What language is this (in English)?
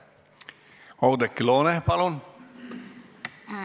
Estonian